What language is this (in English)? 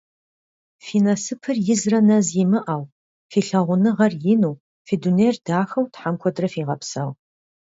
Kabardian